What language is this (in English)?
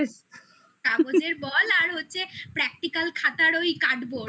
Bangla